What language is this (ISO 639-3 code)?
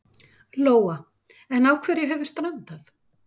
isl